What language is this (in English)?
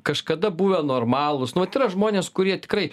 Lithuanian